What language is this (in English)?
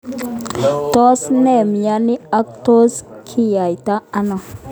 Kalenjin